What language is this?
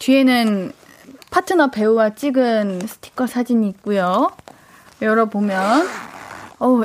Korean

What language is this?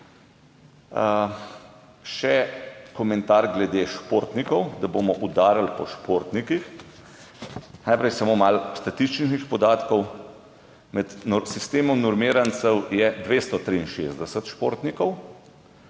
Slovenian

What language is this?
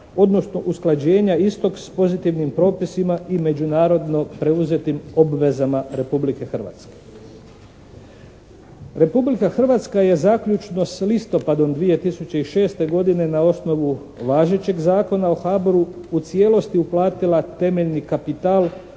Croatian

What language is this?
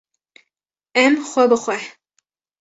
Kurdish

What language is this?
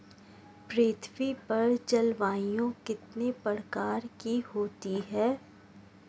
Hindi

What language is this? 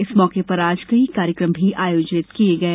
Hindi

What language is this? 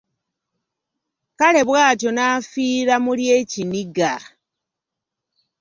Ganda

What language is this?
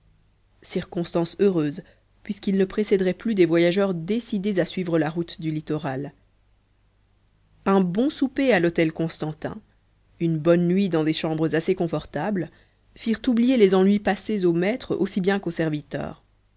French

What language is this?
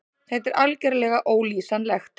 Icelandic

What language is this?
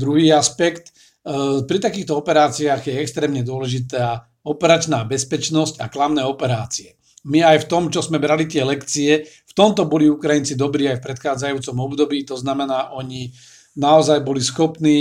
Slovak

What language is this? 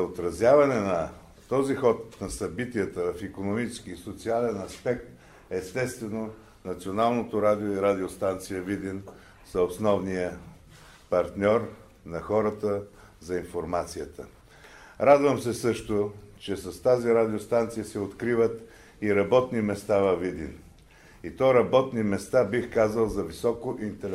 Bulgarian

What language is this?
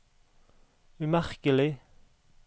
Norwegian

